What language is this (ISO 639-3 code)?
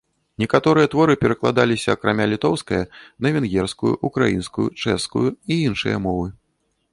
bel